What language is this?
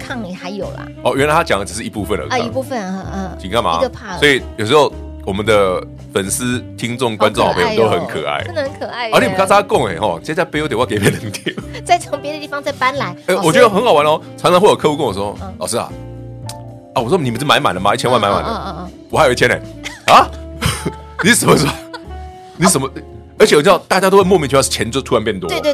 Chinese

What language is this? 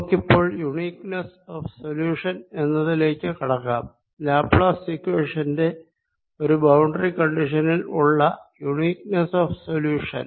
Malayalam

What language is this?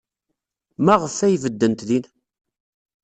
Kabyle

